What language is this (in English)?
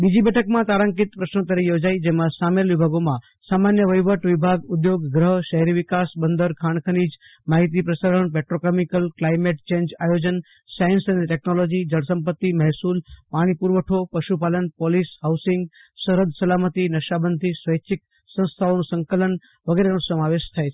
Gujarati